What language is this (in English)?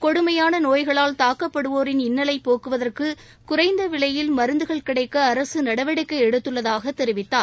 Tamil